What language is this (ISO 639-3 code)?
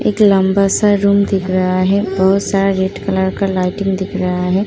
hin